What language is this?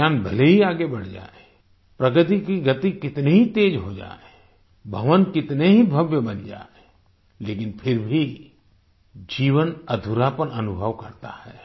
Hindi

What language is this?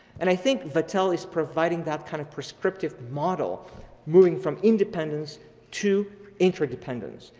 English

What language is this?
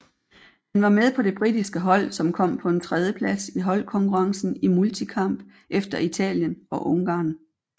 Danish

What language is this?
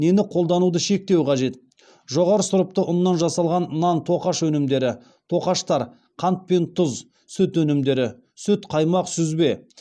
Kazakh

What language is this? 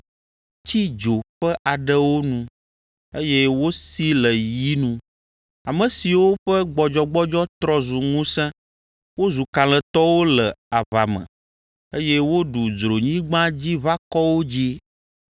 Ewe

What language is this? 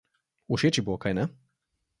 Slovenian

